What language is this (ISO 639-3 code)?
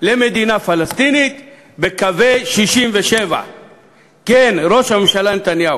heb